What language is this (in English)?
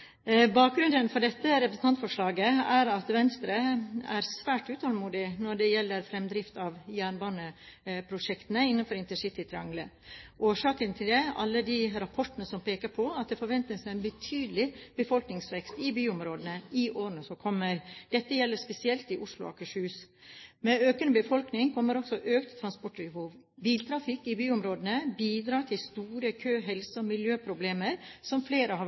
Norwegian Bokmål